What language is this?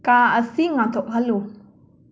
Manipuri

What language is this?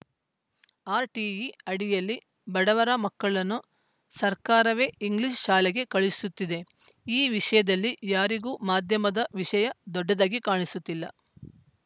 Kannada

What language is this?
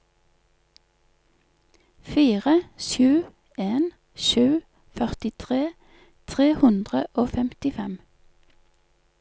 Norwegian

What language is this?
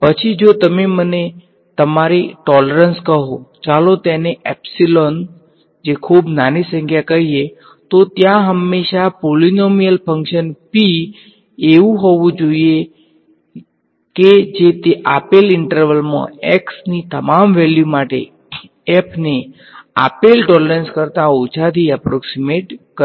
Gujarati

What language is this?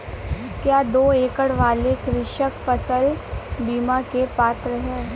Hindi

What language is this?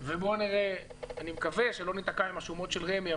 Hebrew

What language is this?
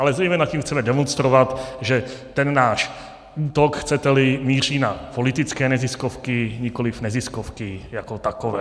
Czech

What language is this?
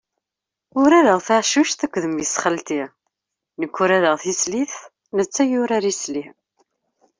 Kabyle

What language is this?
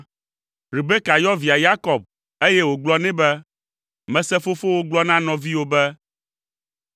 Ewe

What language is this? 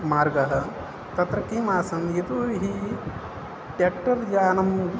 Sanskrit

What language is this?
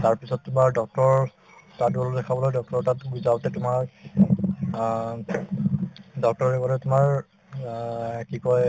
Assamese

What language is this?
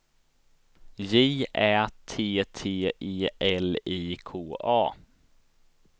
Swedish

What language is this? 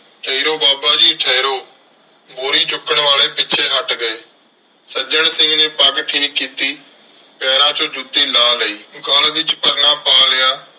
Punjabi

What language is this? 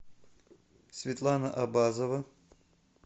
Russian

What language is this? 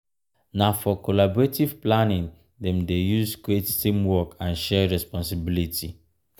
Nigerian Pidgin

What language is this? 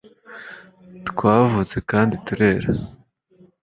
Kinyarwanda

